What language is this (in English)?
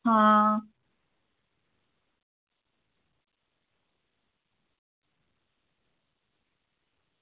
Dogri